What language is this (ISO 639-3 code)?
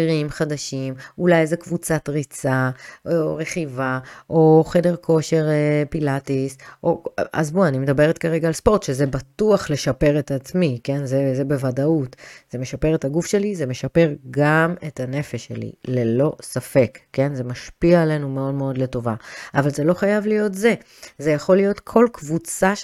heb